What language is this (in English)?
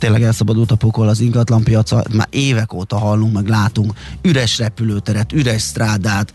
Hungarian